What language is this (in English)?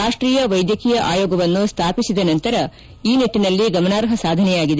Kannada